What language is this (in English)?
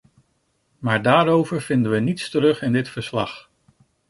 Dutch